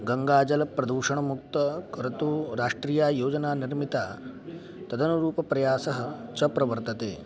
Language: Sanskrit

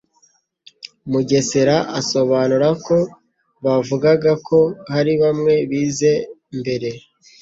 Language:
Kinyarwanda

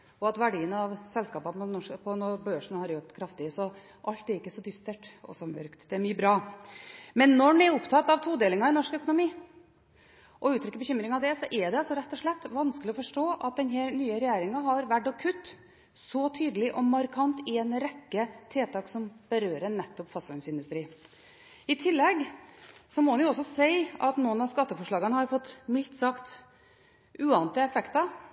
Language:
Norwegian Bokmål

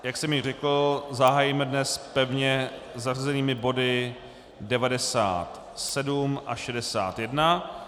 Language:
Czech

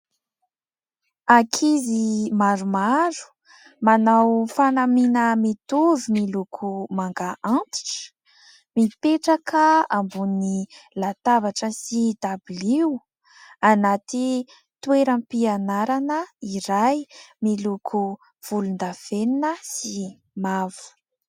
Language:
Malagasy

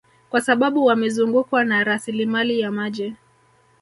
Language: Swahili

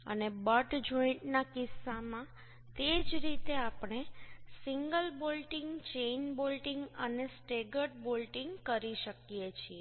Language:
Gujarati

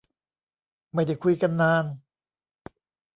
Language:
Thai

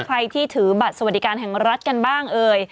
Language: Thai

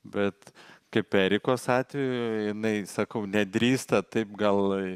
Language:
Lithuanian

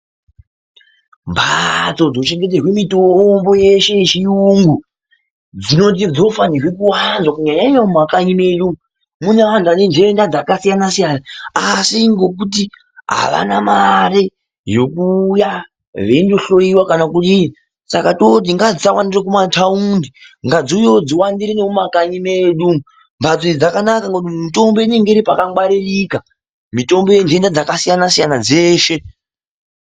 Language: Ndau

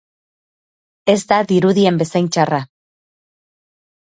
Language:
Basque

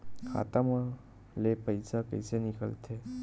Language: Chhattisgarhi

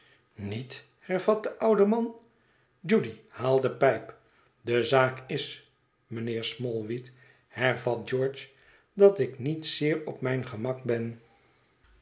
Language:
Dutch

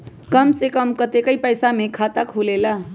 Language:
Magahi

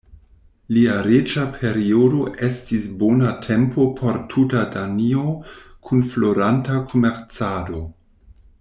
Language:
Esperanto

